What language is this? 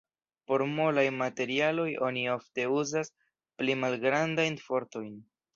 Esperanto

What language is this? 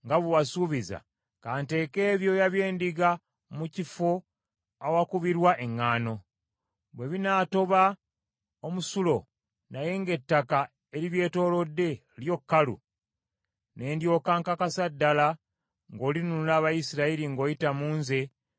Ganda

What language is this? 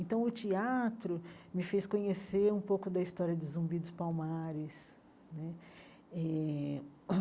Portuguese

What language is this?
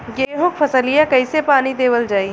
Bhojpuri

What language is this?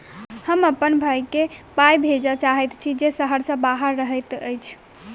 Maithili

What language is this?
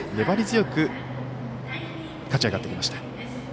Japanese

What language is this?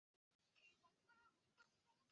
Chinese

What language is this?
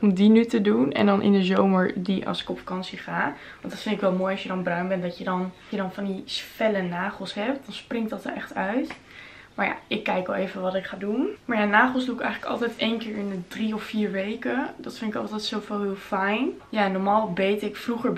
Dutch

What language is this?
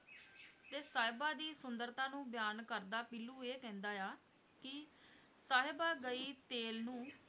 Punjabi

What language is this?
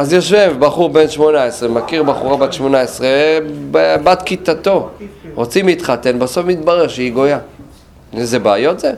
Hebrew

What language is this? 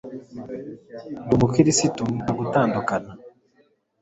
Kinyarwanda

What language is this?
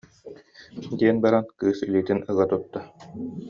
Yakut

